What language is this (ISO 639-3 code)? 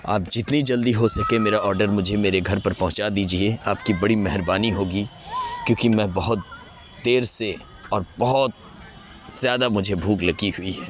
urd